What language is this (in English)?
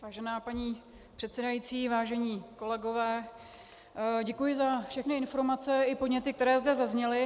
Czech